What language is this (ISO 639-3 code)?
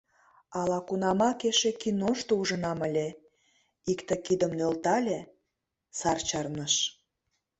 chm